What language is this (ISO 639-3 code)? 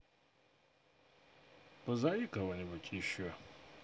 rus